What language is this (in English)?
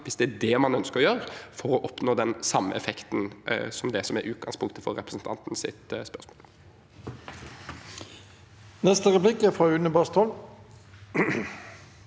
Norwegian